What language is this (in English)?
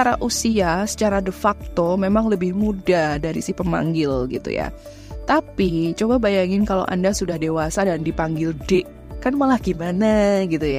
Indonesian